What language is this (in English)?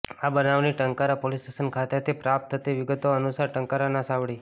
Gujarati